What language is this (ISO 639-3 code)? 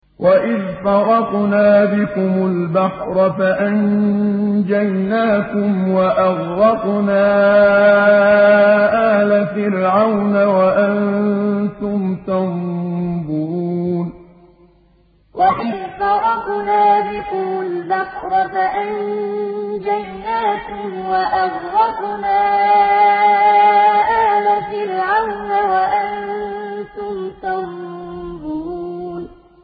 ara